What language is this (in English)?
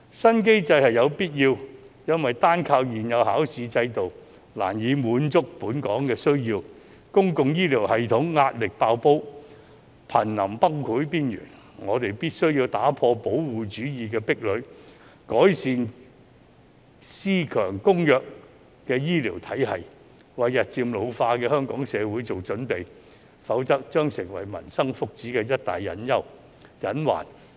Cantonese